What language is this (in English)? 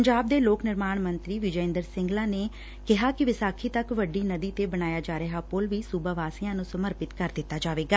Punjabi